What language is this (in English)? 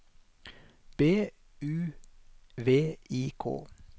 Norwegian